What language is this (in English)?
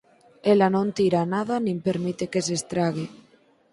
Galician